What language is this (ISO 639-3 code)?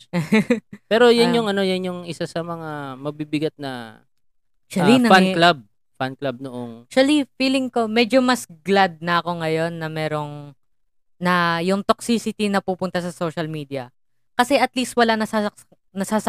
fil